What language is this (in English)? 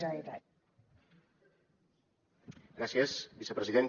Catalan